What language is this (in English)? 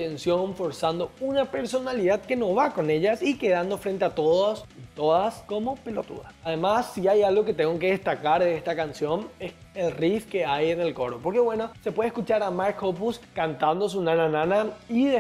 Spanish